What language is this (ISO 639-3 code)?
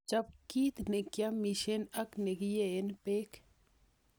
kln